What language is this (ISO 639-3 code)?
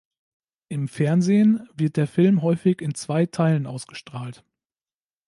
deu